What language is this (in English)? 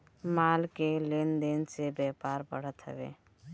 Bhojpuri